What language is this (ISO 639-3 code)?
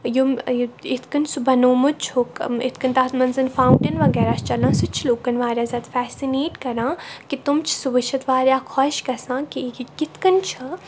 kas